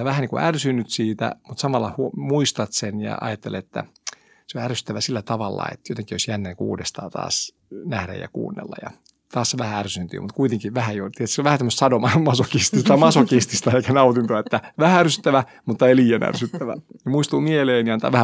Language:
Finnish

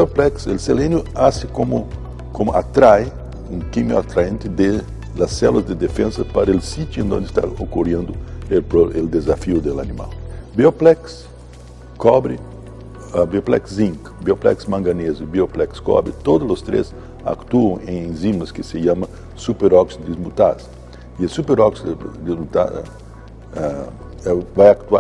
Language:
Portuguese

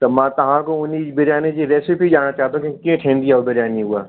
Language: Sindhi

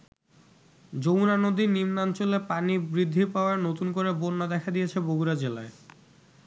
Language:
Bangla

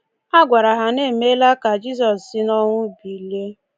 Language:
Igbo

